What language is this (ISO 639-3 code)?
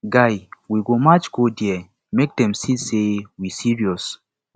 pcm